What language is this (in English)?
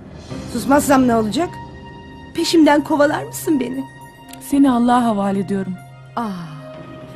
Turkish